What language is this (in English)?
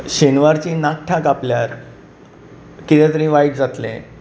Konkani